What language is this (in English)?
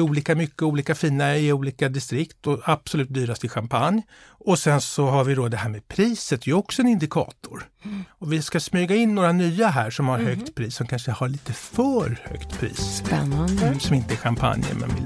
Swedish